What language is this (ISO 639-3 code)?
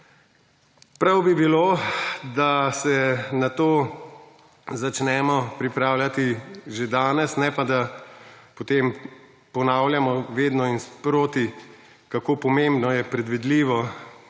slv